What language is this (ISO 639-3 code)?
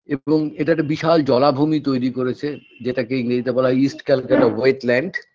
ben